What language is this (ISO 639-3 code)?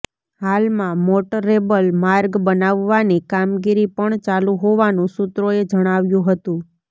guj